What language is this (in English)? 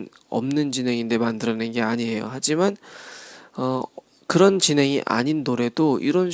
Korean